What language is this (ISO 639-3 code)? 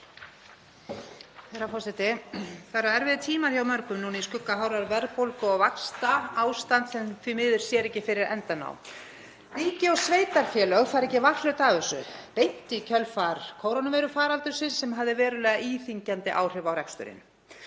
isl